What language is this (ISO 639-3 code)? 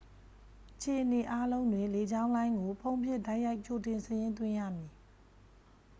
mya